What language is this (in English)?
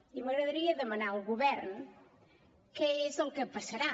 Catalan